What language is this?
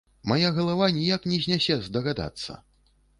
Belarusian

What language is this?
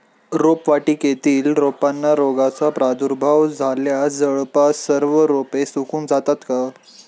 Marathi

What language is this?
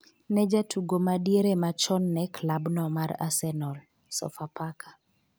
Luo (Kenya and Tanzania)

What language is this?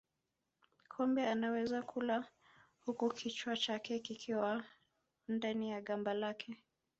Swahili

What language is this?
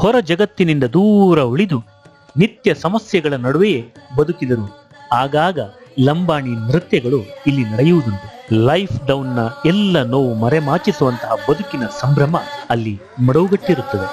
Kannada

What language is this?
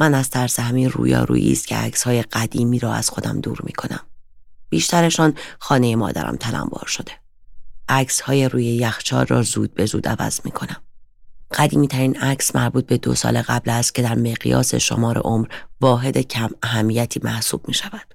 Persian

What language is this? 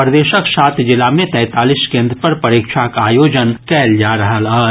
Maithili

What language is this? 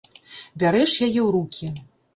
Belarusian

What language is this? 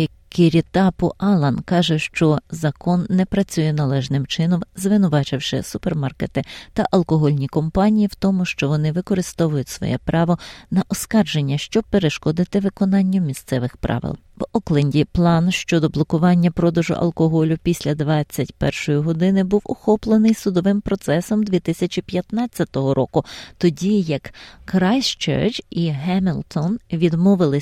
Ukrainian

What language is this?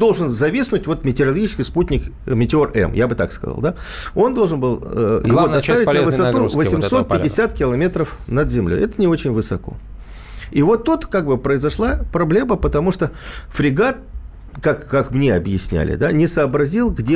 Russian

